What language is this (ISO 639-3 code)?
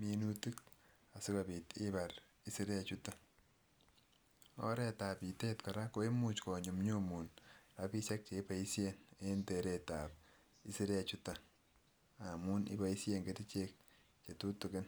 kln